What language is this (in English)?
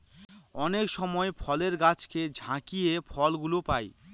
Bangla